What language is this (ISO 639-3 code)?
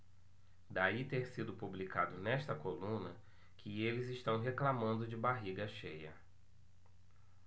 por